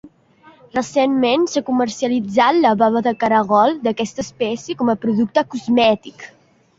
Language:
Catalan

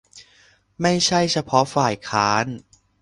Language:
Thai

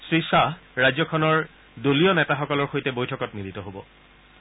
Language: Assamese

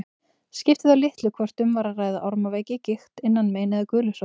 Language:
Icelandic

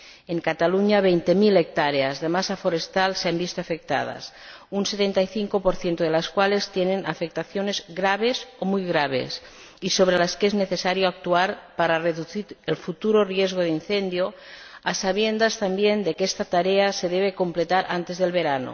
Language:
Spanish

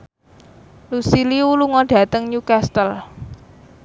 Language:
Javanese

